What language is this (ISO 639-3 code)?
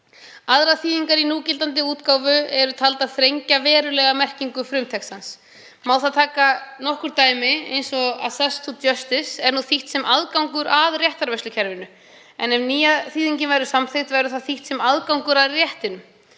isl